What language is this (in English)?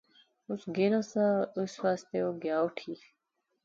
Pahari-Potwari